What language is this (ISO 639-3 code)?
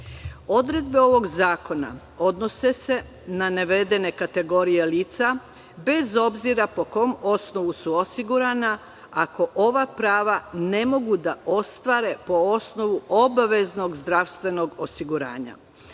srp